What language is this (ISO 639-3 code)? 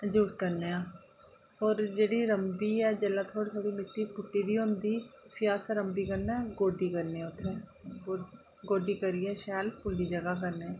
doi